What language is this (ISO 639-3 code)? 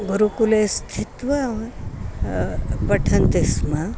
san